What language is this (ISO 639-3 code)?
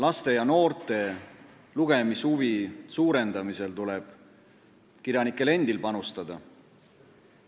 est